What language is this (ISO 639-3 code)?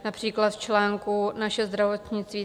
ces